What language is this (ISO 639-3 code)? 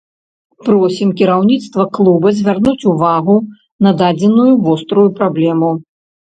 bel